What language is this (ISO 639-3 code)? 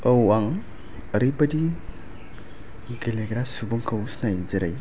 brx